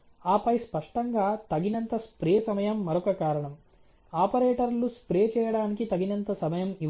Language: Telugu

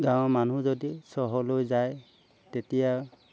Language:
Assamese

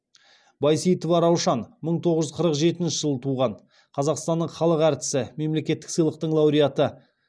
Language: Kazakh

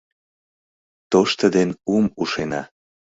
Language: Mari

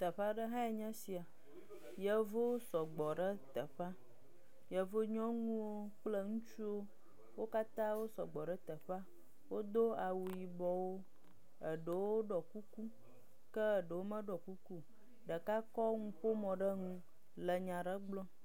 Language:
Ewe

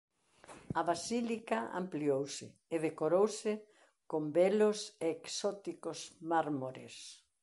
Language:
Galician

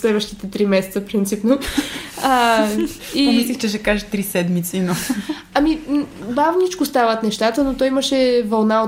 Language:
Bulgarian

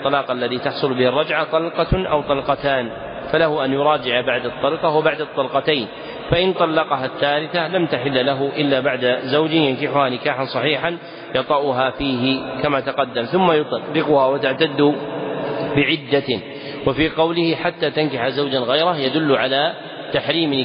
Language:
Arabic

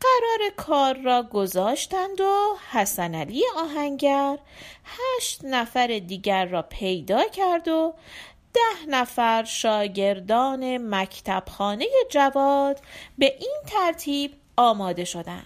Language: Persian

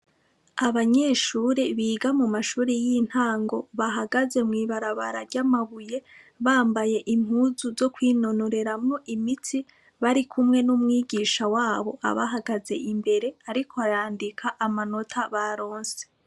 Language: Rundi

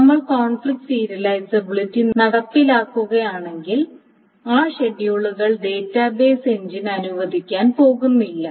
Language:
Malayalam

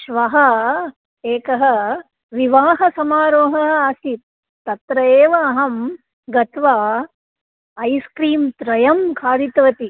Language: Sanskrit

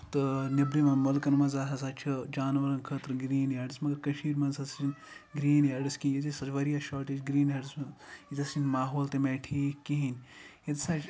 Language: Kashmiri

